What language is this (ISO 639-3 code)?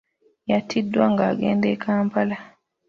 lug